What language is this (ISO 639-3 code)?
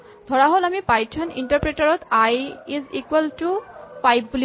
asm